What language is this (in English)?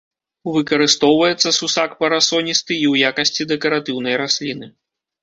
Belarusian